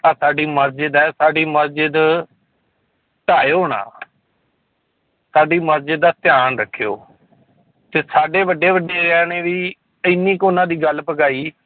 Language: Punjabi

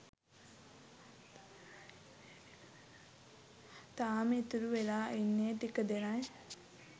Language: Sinhala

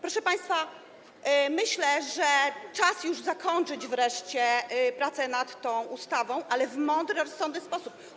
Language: Polish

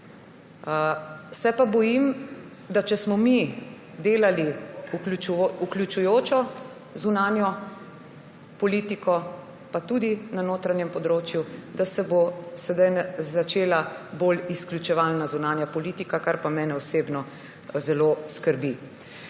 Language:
Slovenian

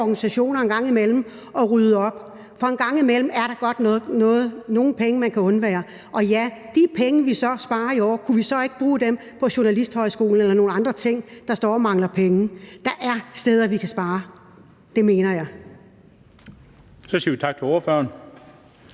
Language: Danish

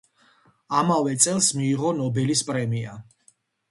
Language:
Georgian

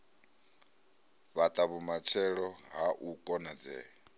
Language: Venda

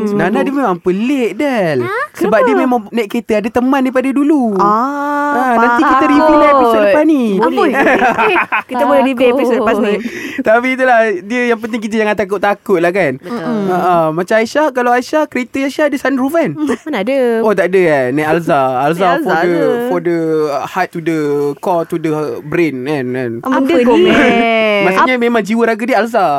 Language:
Malay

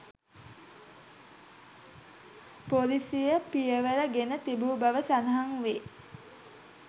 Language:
Sinhala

